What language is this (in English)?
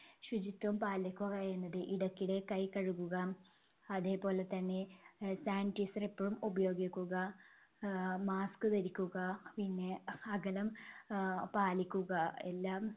Malayalam